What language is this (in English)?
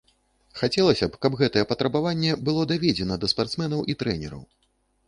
Belarusian